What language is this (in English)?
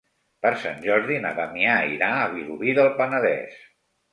Catalan